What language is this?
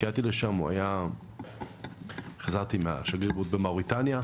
Hebrew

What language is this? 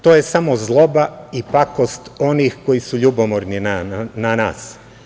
Serbian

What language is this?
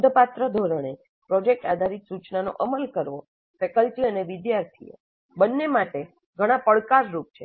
Gujarati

